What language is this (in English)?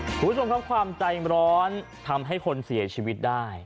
Thai